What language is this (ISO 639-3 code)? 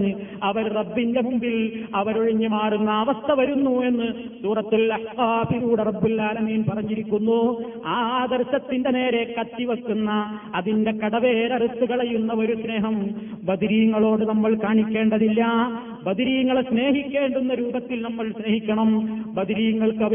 mal